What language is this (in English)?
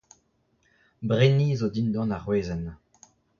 Breton